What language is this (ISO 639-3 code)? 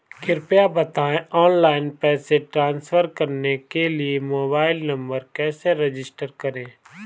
hin